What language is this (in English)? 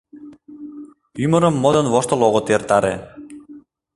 Mari